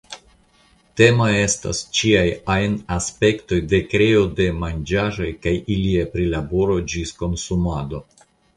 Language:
Esperanto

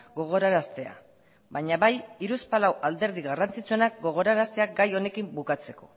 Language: Basque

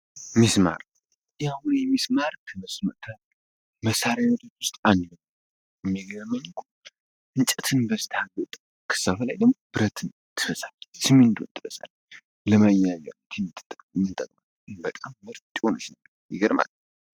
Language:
Amharic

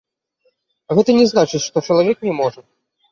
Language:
Belarusian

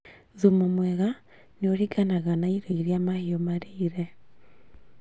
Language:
Kikuyu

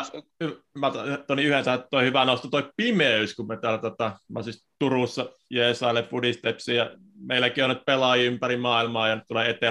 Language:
Finnish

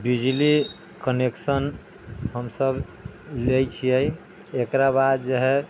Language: Maithili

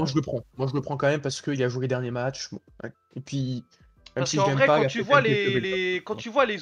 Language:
French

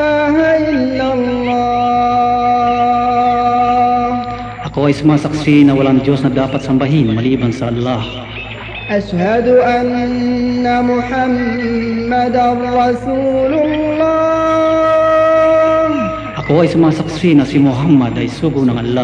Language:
Filipino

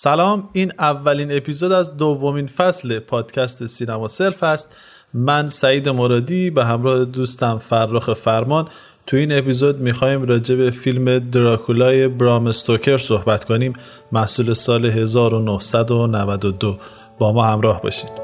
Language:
Persian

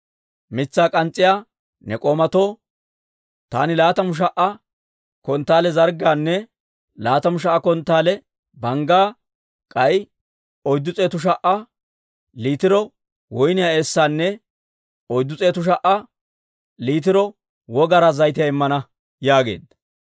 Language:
Dawro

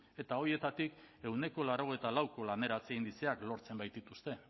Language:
Basque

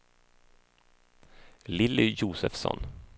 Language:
Swedish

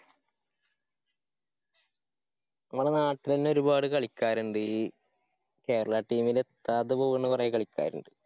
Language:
Malayalam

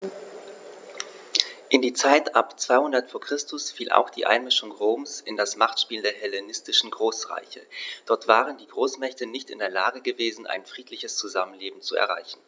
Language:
German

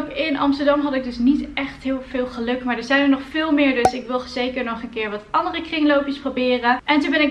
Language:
Dutch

